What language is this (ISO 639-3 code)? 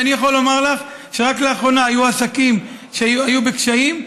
heb